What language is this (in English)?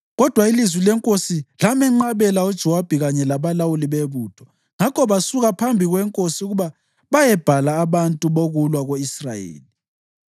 North Ndebele